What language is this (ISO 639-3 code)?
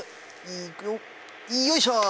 jpn